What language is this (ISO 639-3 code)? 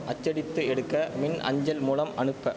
tam